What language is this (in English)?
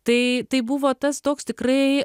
Lithuanian